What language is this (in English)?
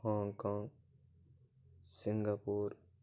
Kashmiri